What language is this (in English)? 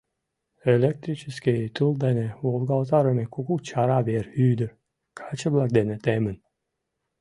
Mari